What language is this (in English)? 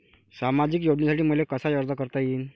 Marathi